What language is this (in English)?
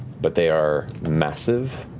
English